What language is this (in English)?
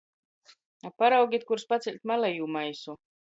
Latgalian